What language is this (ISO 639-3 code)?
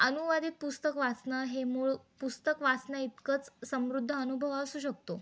mar